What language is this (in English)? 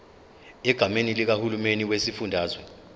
Zulu